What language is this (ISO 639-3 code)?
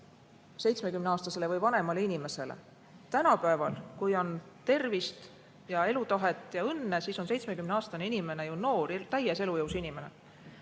est